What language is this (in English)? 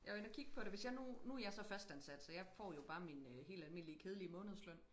Danish